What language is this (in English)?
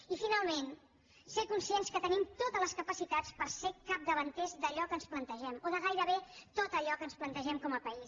Catalan